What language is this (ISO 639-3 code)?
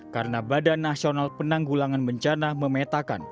ind